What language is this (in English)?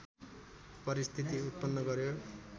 Nepali